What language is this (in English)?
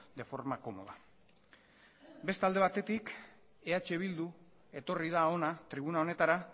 Basque